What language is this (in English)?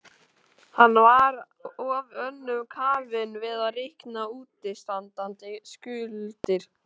Icelandic